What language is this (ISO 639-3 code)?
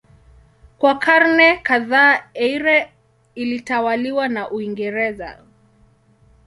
swa